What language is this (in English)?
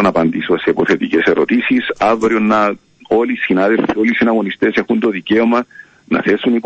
Greek